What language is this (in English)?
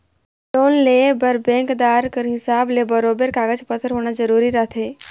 Chhattisgarhi